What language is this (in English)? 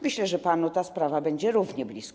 Polish